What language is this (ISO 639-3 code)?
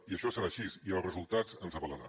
cat